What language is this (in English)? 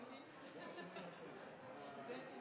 Norwegian Nynorsk